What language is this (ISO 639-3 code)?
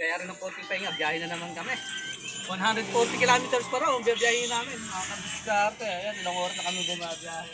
fil